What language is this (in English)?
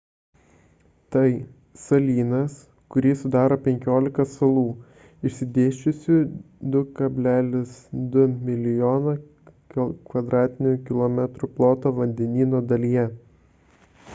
Lithuanian